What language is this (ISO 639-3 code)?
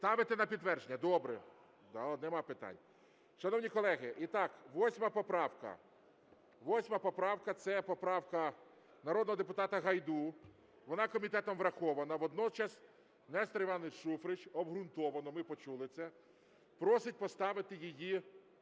ukr